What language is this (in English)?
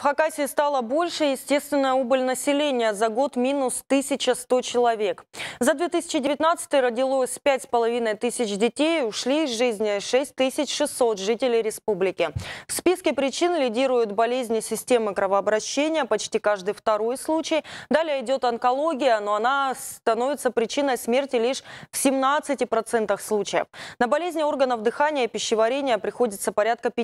Russian